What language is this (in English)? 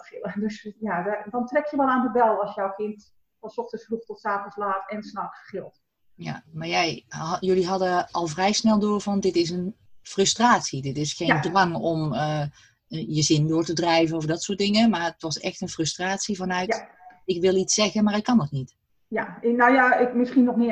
Dutch